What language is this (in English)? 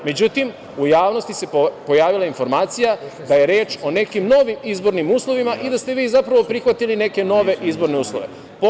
Serbian